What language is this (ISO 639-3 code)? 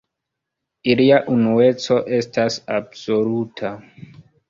epo